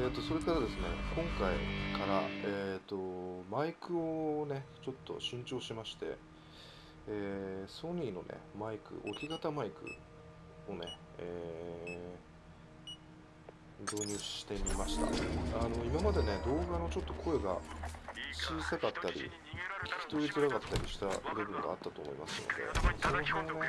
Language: Japanese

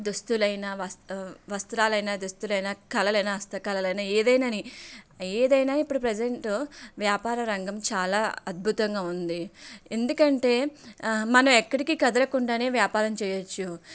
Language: Telugu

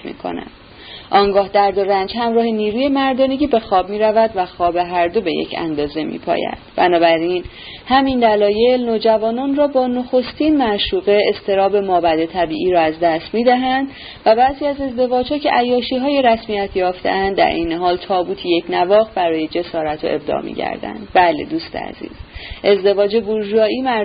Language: Persian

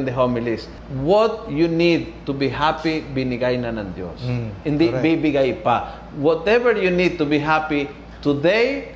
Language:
Filipino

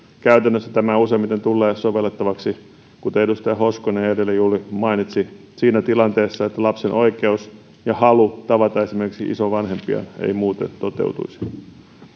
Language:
Finnish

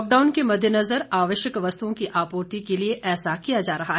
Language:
Hindi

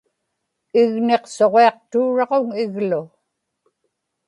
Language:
Inupiaq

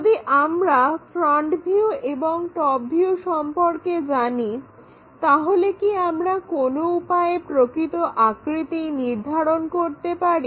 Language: Bangla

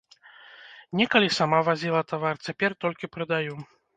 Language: Belarusian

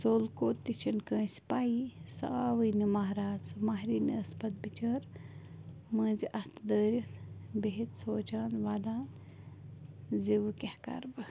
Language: Kashmiri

